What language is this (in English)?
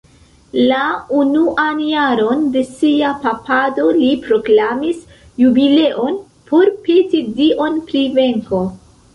Esperanto